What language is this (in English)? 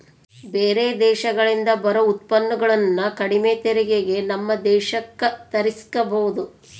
Kannada